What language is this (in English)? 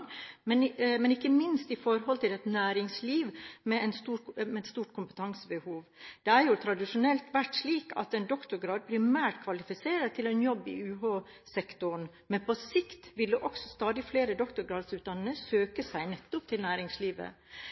Norwegian Bokmål